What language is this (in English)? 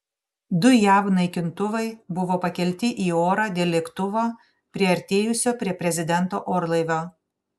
Lithuanian